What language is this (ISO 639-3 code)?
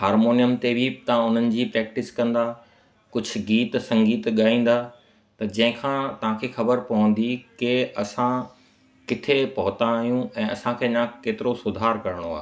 snd